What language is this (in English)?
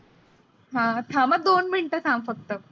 Marathi